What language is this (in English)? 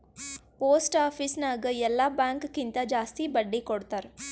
Kannada